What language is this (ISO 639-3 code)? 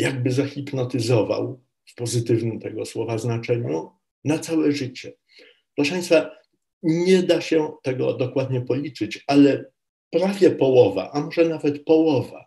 pol